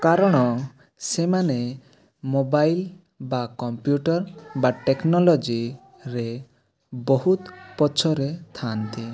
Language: Odia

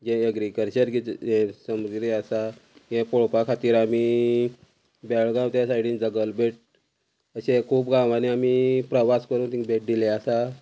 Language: Konkani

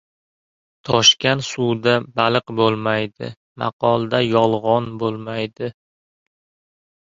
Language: Uzbek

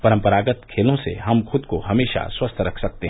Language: Hindi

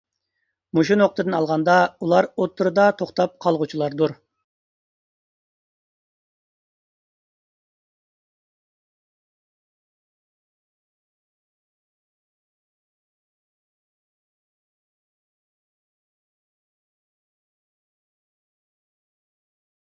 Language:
Uyghur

